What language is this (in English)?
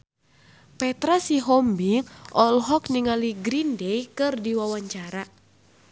Sundanese